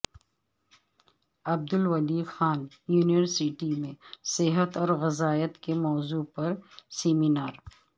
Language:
Urdu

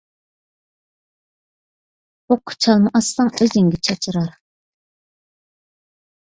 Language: Uyghur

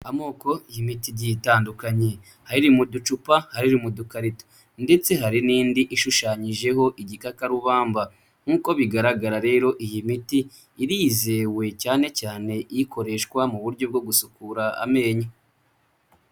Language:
Kinyarwanda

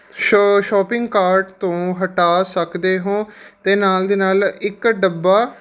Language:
Punjabi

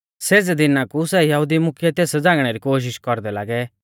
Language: Mahasu Pahari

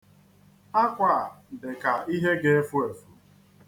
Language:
Igbo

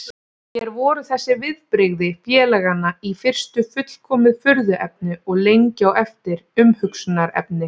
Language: Icelandic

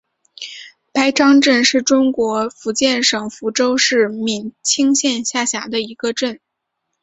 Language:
Chinese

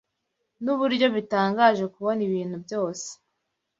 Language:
Kinyarwanda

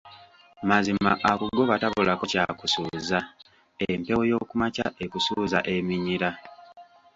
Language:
Ganda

